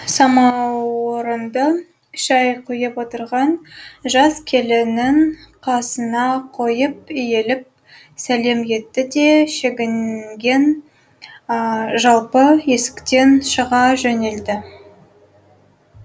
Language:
Kazakh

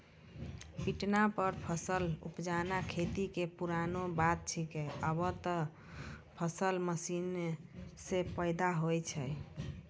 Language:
Maithili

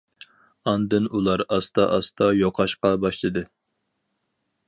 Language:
Uyghur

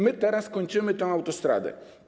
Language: Polish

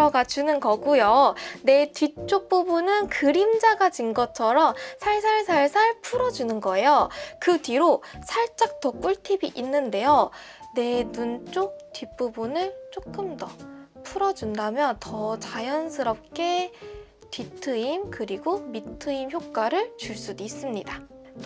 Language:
Korean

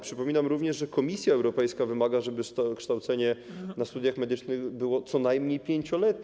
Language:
Polish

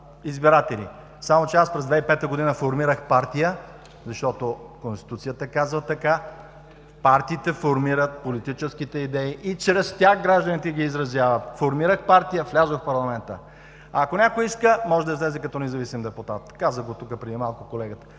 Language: Bulgarian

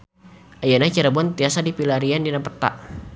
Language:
Sundanese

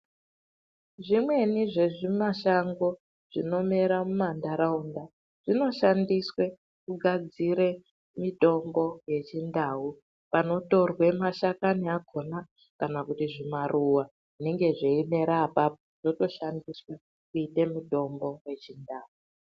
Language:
Ndau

